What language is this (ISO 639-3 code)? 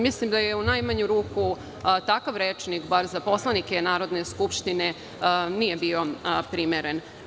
srp